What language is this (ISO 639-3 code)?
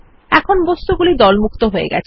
ben